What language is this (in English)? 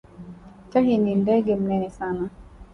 Swahili